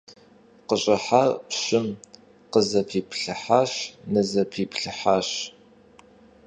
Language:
Kabardian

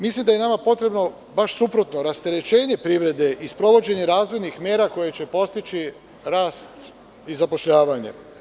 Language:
Serbian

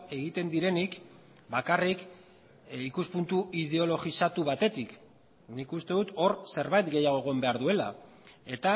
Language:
Basque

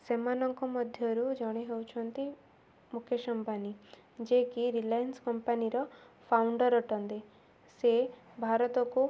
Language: Odia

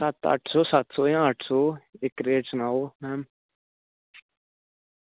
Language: Dogri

